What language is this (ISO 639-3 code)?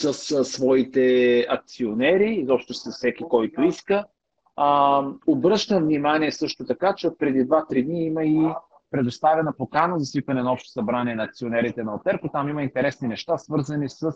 bul